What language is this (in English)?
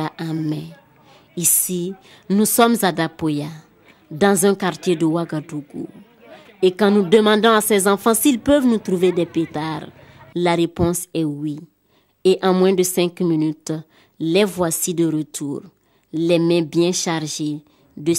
French